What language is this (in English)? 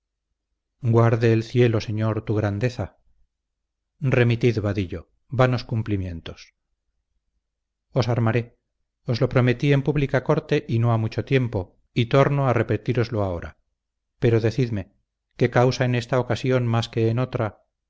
Spanish